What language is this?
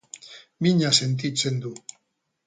Basque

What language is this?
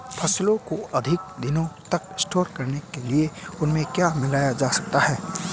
Hindi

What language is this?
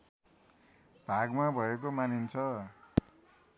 Nepali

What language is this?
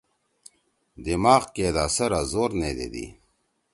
Torwali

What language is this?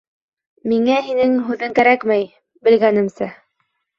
Bashkir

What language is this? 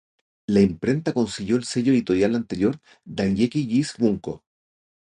Spanish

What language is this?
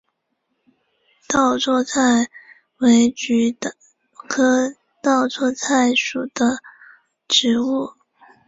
Chinese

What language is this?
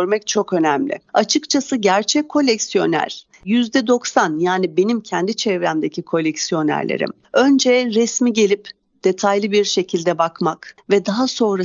Turkish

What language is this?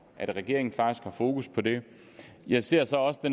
Danish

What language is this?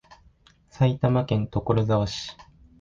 Japanese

